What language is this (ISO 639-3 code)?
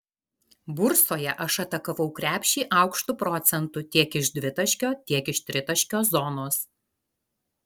lit